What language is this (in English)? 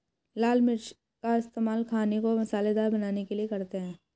Hindi